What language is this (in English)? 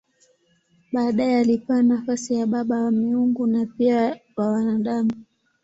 Swahili